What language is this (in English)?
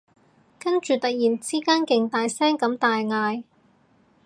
Cantonese